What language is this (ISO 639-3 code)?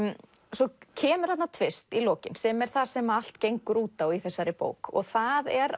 isl